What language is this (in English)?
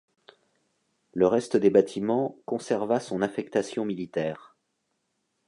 French